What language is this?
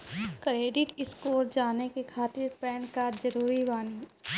Maithili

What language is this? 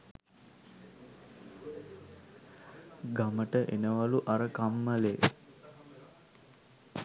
Sinhala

